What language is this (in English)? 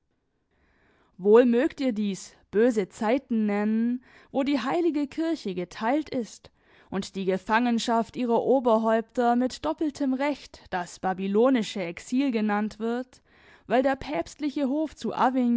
German